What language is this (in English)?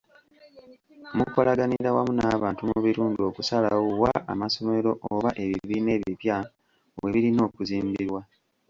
Ganda